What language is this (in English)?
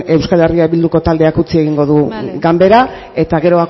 Basque